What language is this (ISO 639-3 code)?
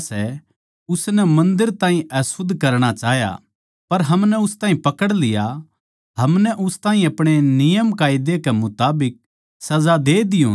bgc